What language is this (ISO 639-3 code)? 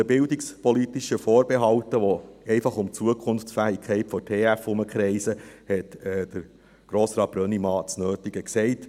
gsw